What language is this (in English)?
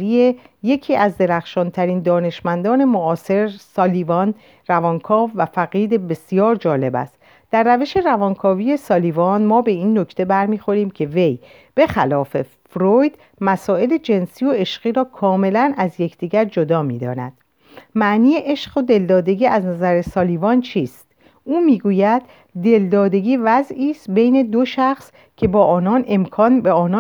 Persian